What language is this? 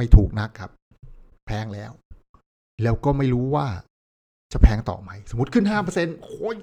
Thai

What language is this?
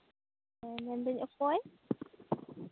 Santali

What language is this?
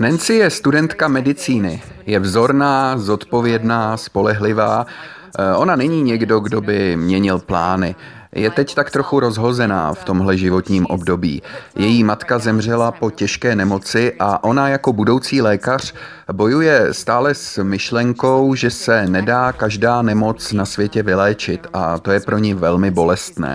Czech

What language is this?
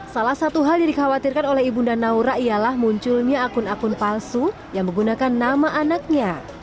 Indonesian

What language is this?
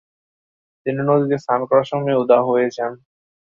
Bangla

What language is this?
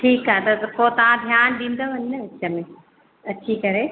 Sindhi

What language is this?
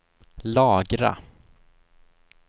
Swedish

